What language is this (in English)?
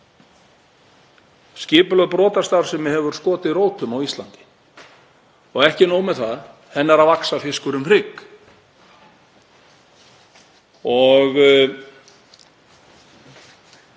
Icelandic